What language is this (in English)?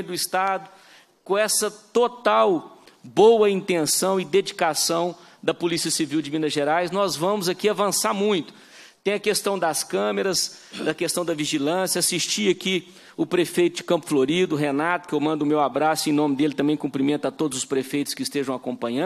Portuguese